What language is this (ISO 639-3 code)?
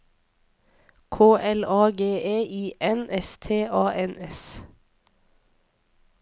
nor